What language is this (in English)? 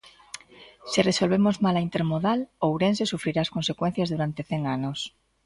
Galician